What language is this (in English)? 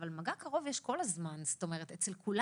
Hebrew